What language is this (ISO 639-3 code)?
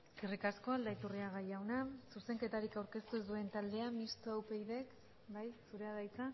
eus